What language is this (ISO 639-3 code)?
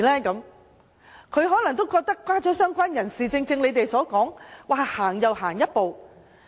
yue